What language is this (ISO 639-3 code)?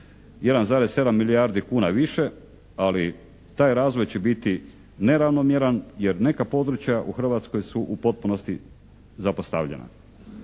hrv